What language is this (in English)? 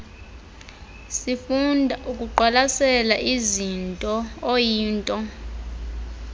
Xhosa